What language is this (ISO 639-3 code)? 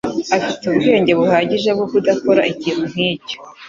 kin